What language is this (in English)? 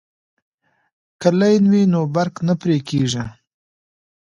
Pashto